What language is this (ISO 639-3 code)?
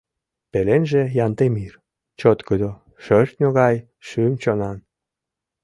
chm